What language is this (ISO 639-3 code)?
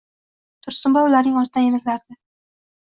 uzb